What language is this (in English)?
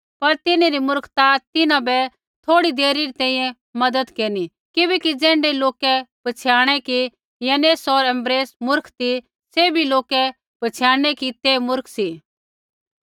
Kullu Pahari